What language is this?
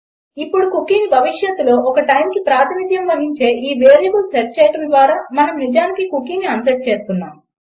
Telugu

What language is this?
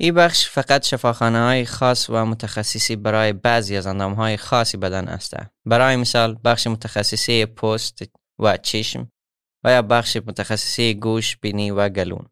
Persian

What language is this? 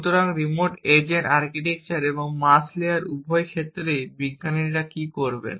Bangla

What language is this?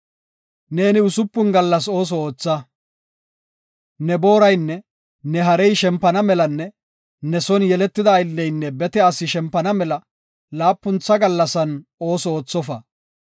Gofa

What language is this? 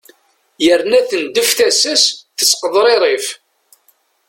Kabyle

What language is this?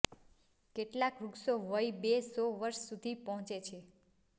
Gujarati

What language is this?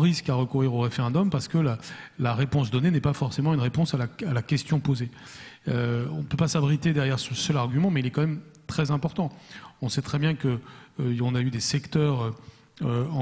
French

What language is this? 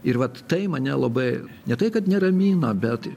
Lithuanian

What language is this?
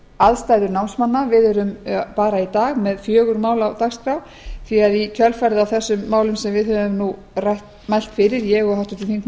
Icelandic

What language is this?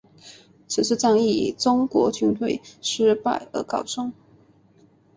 Chinese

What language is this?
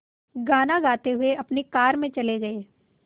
Hindi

